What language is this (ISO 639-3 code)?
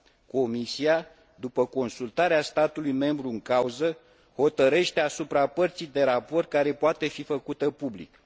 ron